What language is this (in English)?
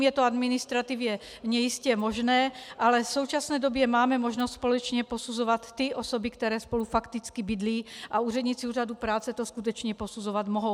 Czech